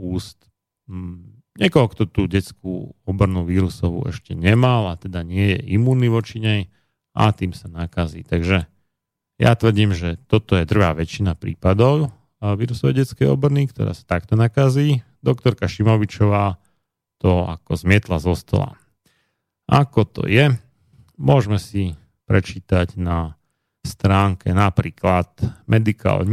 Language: Slovak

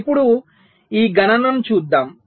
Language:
Telugu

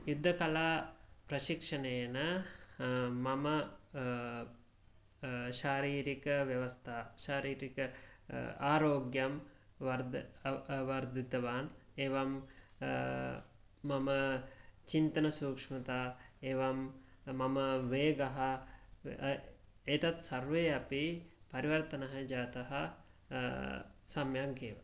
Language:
Sanskrit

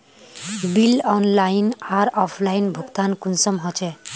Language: Magahi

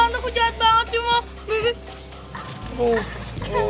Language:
Indonesian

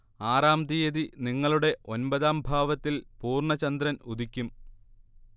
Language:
Malayalam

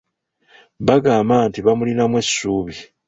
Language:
Ganda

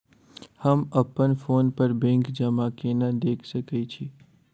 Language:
Maithili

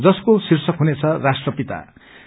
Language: Nepali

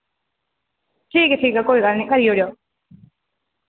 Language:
Dogri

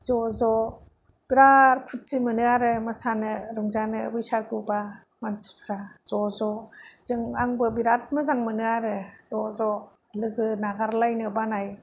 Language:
Bodo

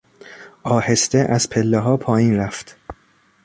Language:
Persian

